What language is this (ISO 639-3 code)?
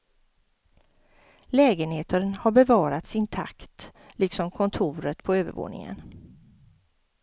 swe